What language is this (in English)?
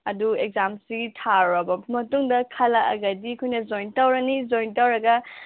Manipuri